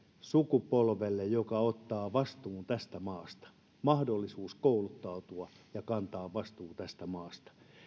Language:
Finnish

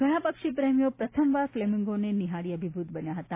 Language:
Gujarati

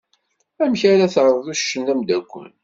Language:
Kabyle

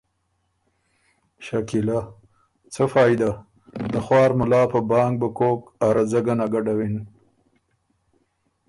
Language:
Ormuri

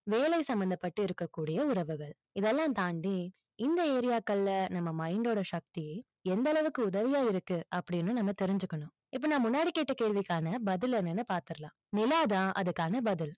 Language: Tamil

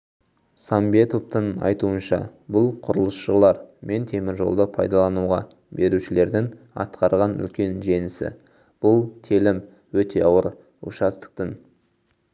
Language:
Kazakh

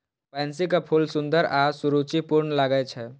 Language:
Maithili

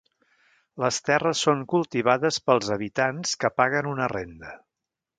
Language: Catalan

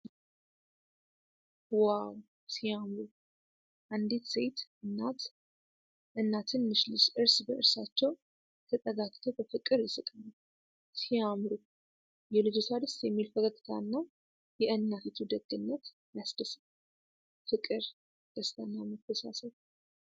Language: Amharic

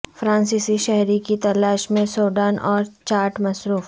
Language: Urdu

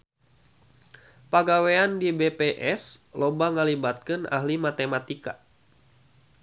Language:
Sundanese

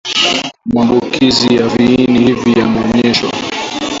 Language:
Swahili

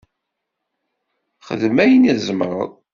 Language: Kabyle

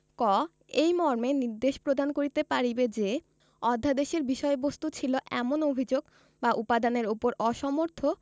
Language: Bangla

